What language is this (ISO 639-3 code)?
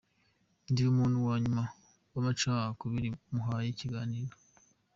kin